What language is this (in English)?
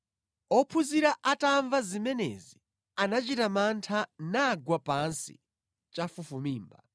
Nyanja